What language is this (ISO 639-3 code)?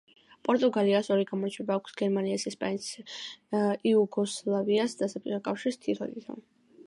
kat